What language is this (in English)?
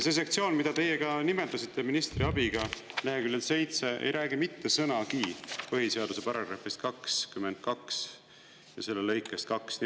Estonian